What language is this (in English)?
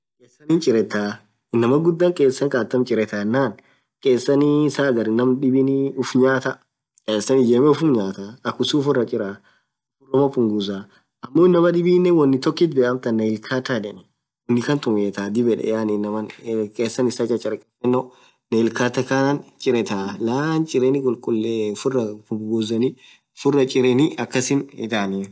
Orma